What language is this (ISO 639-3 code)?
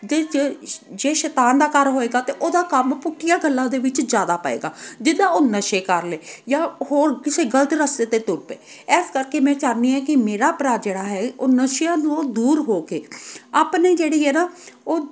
pan